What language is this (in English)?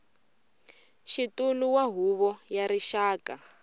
Tsonga